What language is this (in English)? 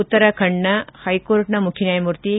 Kannada